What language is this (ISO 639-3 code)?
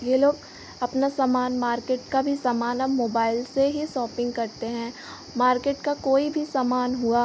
hin